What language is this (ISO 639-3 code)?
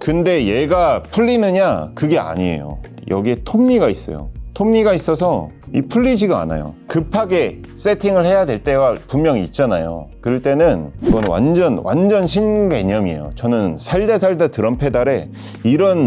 kor